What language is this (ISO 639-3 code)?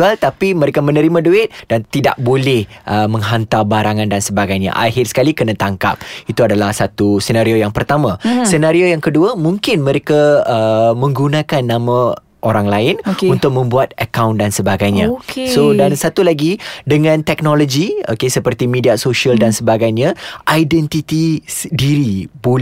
msa